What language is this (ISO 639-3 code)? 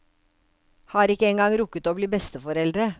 nor